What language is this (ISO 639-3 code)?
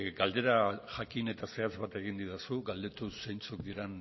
eus